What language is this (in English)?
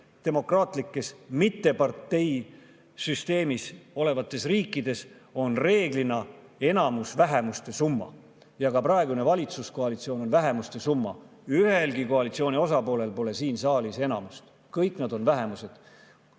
Estonian